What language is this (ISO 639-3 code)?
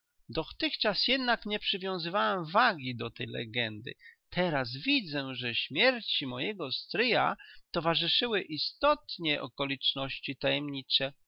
pol